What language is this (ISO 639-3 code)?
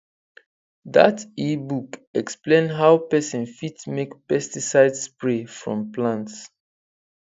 pcm